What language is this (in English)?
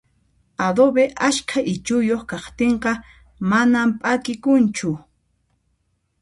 Puno Quechua